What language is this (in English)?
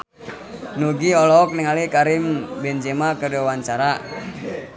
Sundanese